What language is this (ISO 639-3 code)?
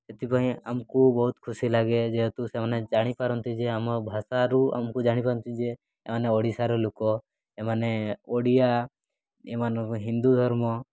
ori